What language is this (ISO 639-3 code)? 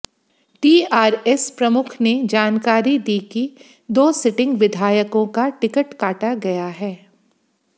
hin